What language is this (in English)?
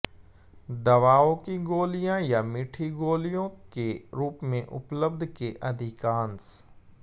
Hindi